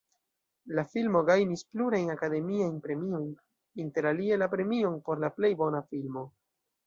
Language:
Esperanto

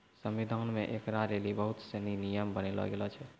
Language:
Maithili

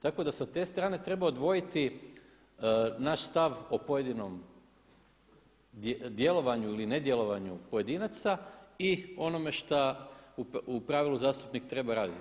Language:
Croatian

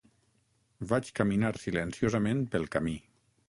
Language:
Catalan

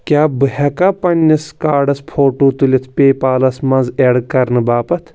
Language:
Kashmiri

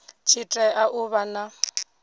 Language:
Venda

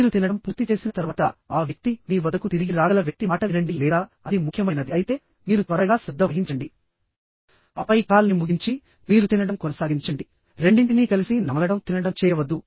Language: Telugu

